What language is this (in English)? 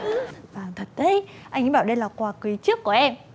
Vietnamese